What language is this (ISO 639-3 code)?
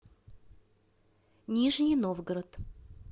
rus